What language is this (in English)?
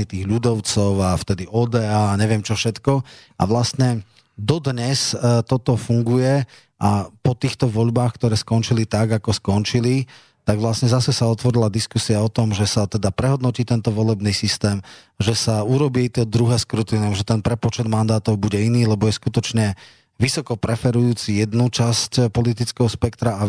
Slovak